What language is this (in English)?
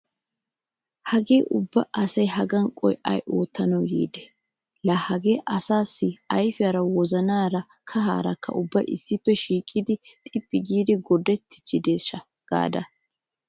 Wolaytta